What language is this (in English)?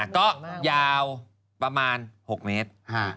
Thai